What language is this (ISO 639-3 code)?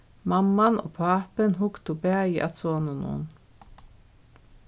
fao